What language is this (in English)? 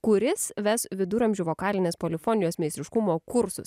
Lithuanian